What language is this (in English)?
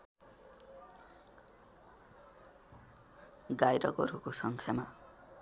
Nepali